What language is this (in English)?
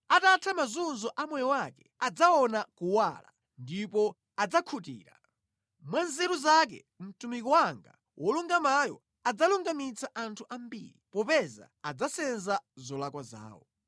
Nyanja